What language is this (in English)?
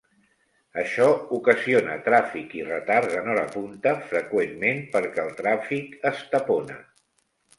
Catalan